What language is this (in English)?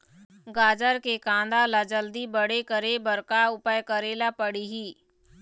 Chhattisgarhi